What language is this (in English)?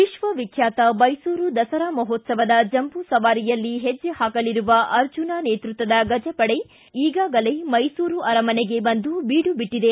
Kannada